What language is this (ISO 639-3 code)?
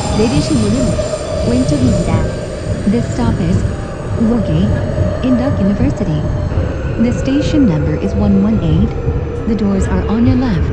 kor